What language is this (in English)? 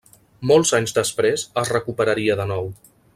Catalan